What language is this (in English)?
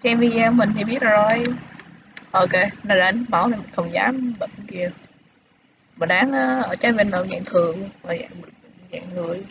Vietnamese